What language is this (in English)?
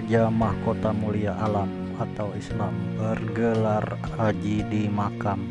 Indonesian